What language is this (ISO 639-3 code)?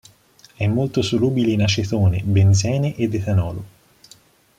ita